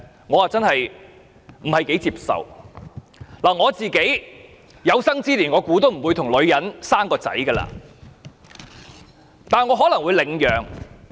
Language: Cantonese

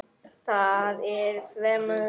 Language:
Icelandic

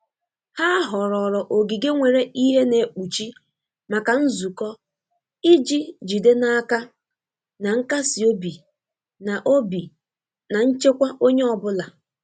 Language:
Igbo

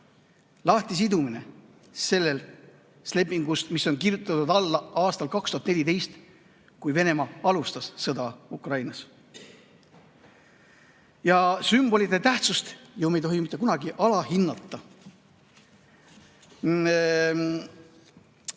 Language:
Estonian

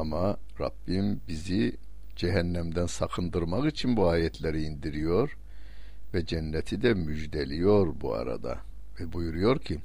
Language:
Turkish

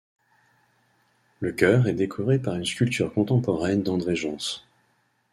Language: French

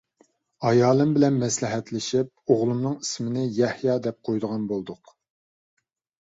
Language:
Uyghur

